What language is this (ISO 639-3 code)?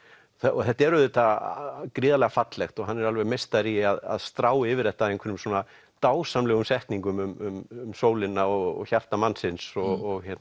isl